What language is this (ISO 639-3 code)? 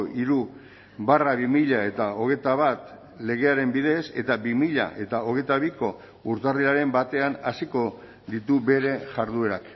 eus